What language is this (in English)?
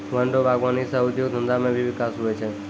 Maithili